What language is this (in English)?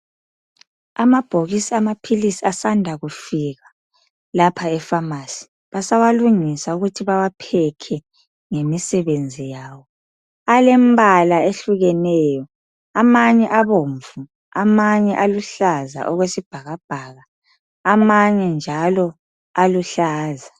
North Ndebele